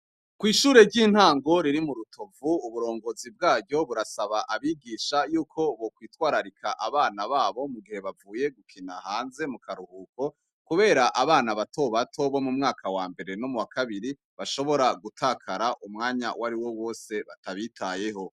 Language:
Rundi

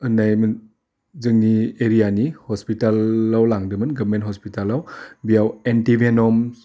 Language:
Bodo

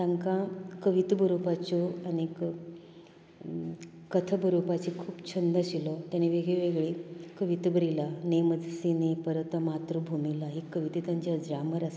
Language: Konkani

